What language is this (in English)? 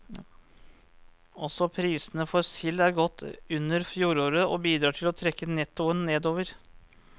Norwegian